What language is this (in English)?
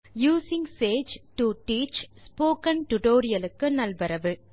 Tamil